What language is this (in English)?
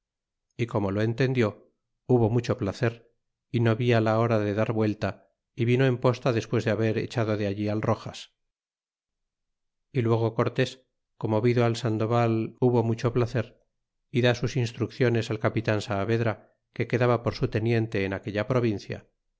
Spanish